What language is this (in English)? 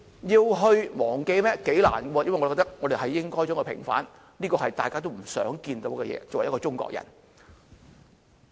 Cantonese